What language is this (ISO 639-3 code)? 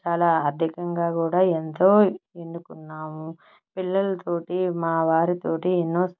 tel